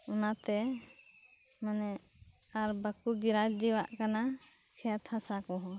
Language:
Santali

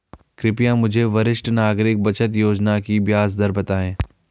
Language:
Hindi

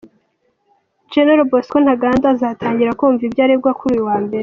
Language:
Kinyarwanda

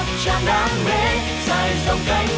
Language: Vietnamese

